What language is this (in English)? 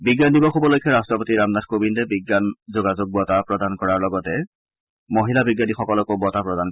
Assamese